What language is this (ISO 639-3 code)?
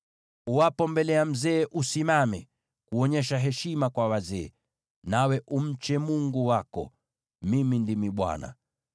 swa